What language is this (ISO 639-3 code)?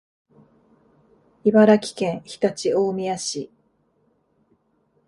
jpn